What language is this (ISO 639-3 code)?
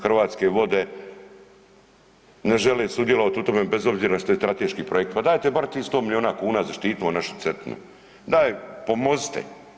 hrv